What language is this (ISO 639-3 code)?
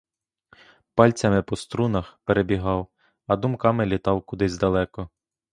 ukr